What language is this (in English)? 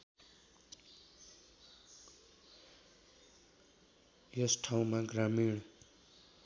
Nepali